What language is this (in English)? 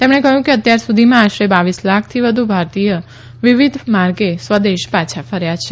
Gujarati